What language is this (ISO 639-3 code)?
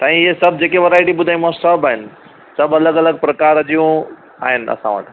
snd